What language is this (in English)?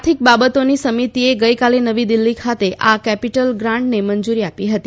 Gujarati